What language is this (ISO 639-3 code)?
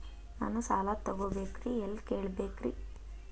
kan